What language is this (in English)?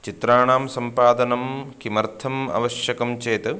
Sanskrit